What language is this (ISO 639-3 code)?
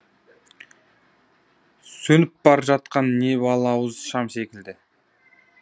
kaz